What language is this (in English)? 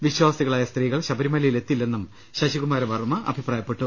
Malayalam